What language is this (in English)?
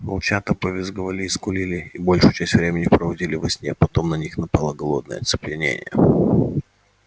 Russian